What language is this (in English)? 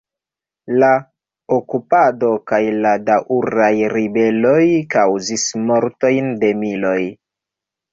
Esperanto